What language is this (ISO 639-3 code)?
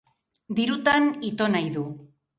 eus